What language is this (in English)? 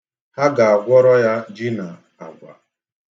Igbo